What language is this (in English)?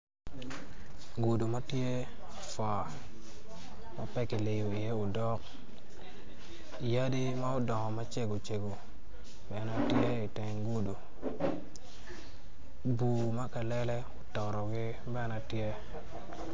Acoli